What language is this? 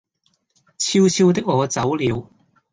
Cantonese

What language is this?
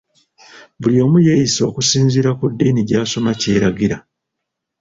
Ganda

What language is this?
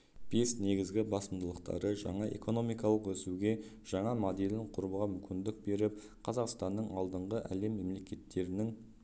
Kazakh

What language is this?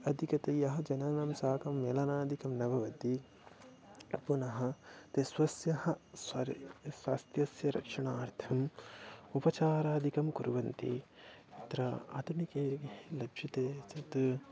Sanskrit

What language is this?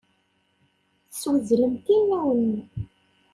Kabyle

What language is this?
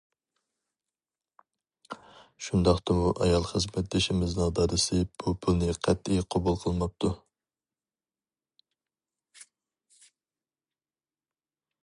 Uyghur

